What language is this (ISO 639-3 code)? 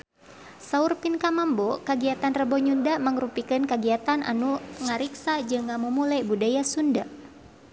sun